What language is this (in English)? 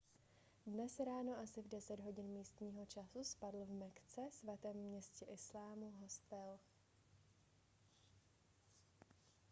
Czech